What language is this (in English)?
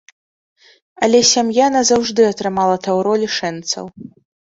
Belarusian